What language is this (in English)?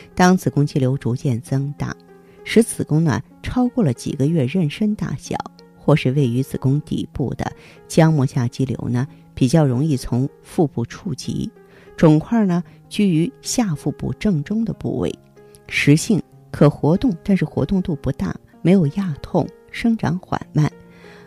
Chinese